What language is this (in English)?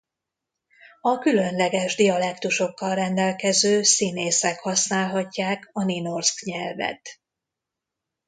Hungarian